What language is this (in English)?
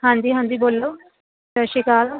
Punjabi